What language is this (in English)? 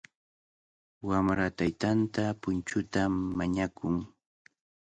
Cajatambo North Lima Quechua